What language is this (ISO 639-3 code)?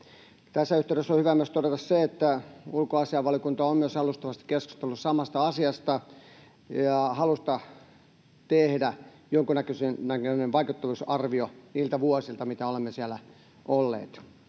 fin